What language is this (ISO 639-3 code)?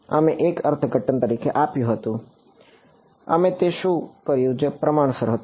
guj